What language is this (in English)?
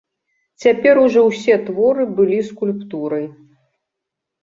Belarusian